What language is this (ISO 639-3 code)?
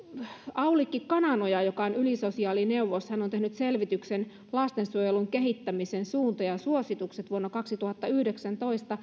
fin